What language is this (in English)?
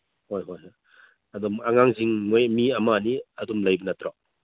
Manipuri